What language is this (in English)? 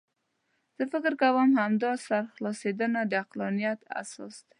Pashto